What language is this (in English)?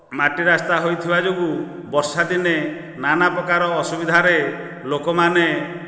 Odia